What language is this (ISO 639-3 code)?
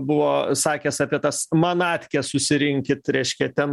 lit